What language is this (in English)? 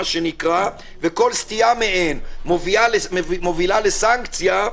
Hebrew